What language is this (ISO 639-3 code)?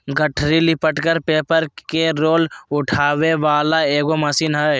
mag